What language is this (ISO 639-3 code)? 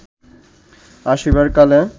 ben